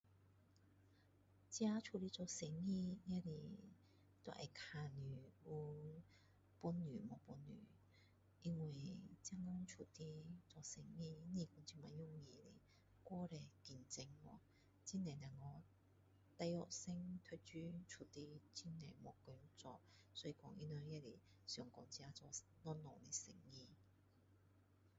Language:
Min Dong Chinese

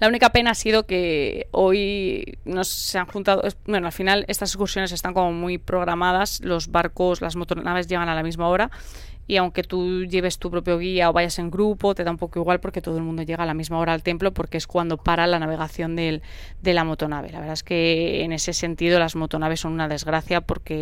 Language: Spanish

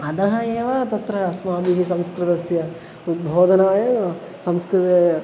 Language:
Sanskrit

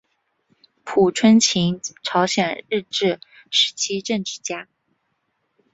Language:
Chinese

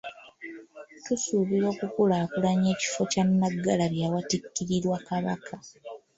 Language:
Ganda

